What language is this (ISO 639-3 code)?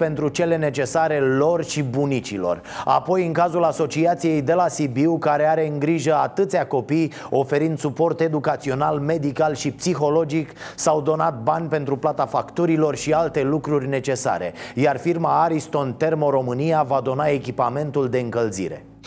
ron